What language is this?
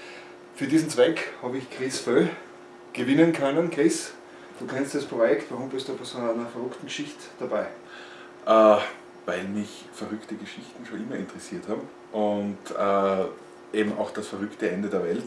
German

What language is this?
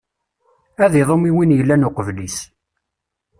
Kabyle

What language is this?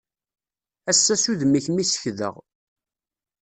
Kabyle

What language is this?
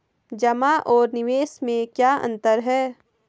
Hindi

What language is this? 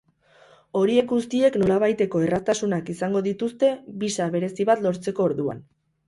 Basque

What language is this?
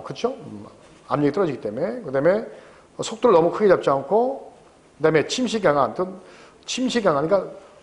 Korean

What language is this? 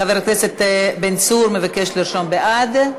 Hebrew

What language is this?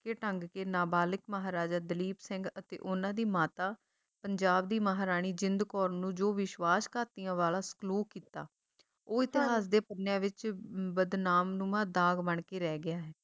Punjabi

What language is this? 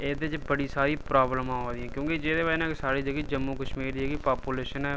Dogri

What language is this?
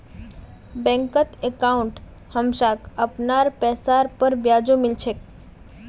Magahi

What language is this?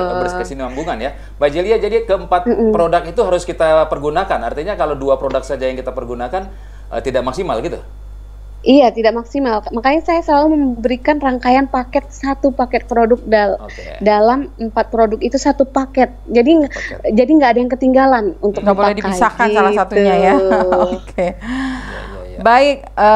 Indonesian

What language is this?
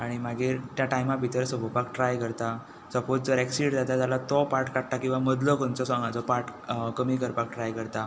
Konkani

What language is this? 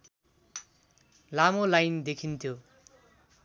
Nepali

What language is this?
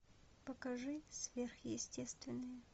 Russian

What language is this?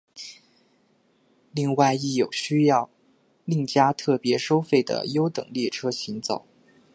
Chinese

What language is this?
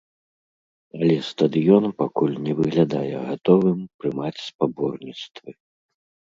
Belarusian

